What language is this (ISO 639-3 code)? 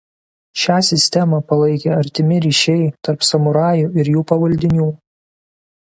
lit